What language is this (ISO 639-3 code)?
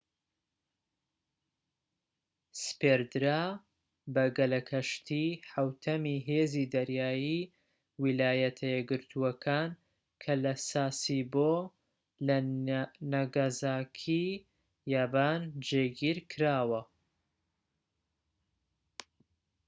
ckb